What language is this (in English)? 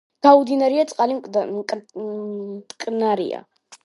Georgian